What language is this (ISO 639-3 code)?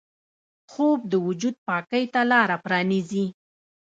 pus